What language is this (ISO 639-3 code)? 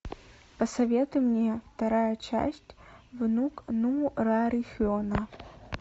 rus